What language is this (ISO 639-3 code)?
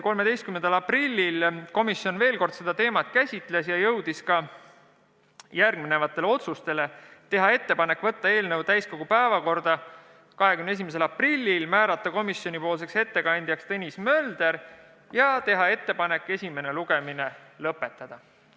est